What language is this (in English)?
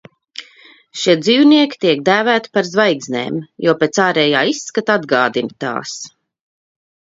Latvian